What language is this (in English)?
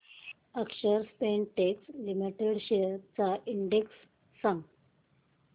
Marathi